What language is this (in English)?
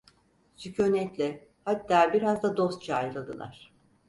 Turkish